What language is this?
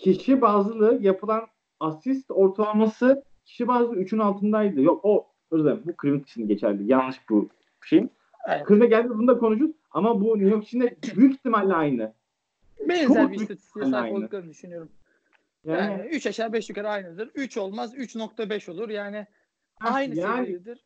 Turkish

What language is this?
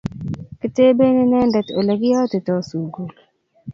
Kalenjin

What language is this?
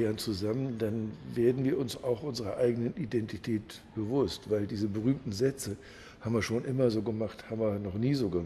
German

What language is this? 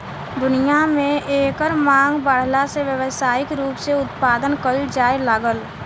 Bhojpuri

